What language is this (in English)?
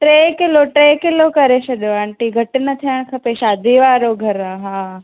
Sindhi